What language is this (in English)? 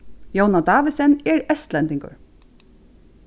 Faroese